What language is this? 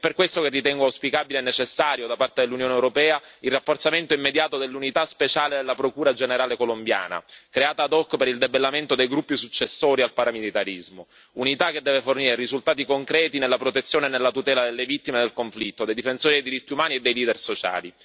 Italian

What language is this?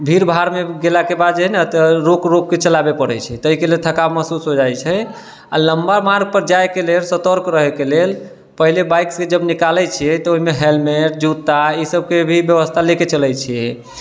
Maithili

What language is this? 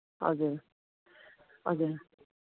Nepali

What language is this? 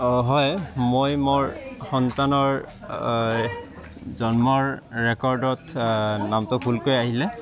Assamese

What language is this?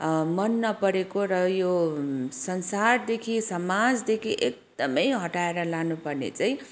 Nepali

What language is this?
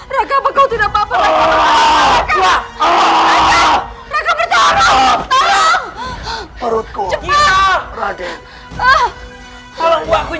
Indonesian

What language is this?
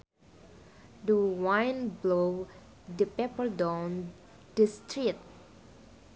Sundanese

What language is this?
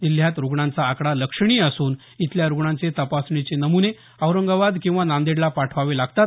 Marathi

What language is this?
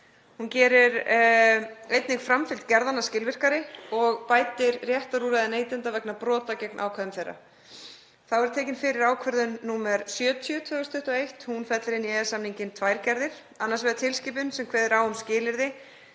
Icelandic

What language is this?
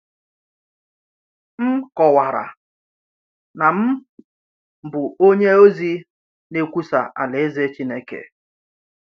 Igbo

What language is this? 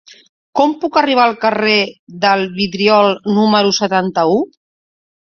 Catalan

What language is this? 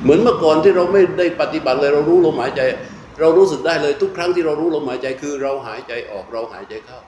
Thai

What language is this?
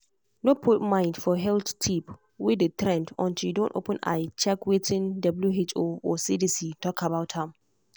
Nigerian Pidgin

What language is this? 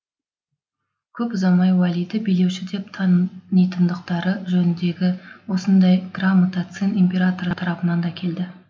Kazakh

